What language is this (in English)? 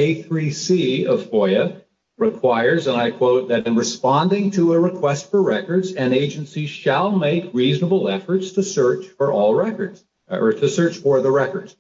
English